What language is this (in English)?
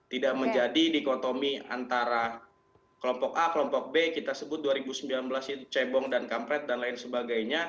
Indonesian